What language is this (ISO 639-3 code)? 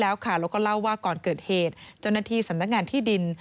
tha